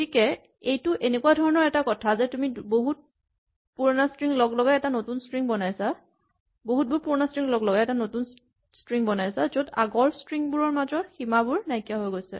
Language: Assamese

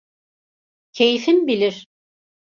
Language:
Turkish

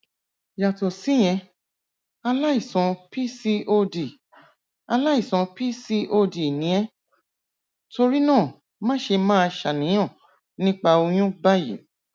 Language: Yoruba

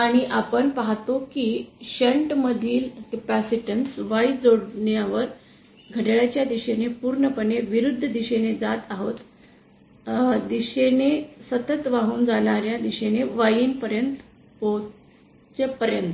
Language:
Marathi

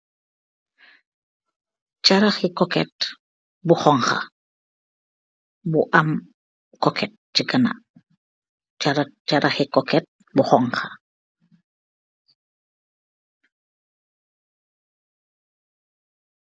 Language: Wolof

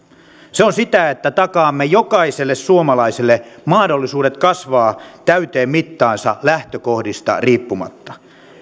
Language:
Finnish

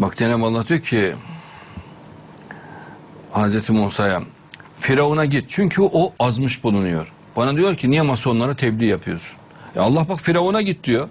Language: Turkish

